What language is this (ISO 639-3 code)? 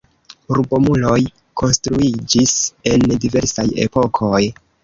epo